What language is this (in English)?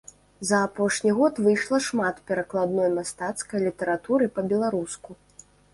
Belarusian